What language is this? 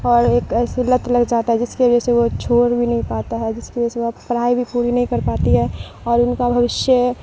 Urdu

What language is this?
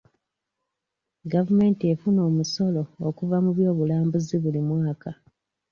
Ganda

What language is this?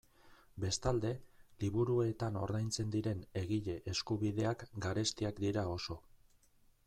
Basque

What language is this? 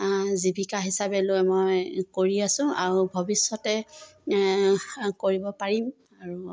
Assamese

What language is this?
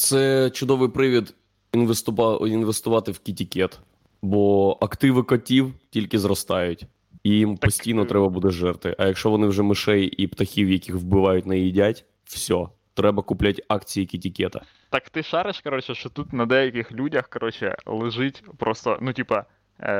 Ukrainian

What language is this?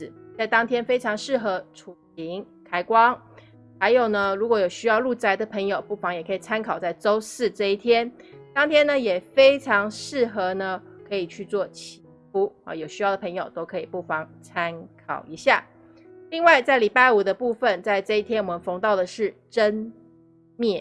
Chinese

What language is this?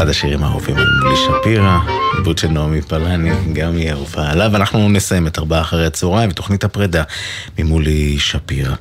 Hebrew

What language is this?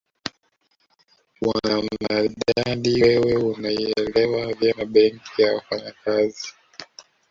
Swahili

